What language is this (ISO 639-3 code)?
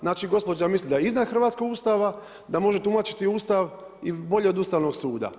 hrv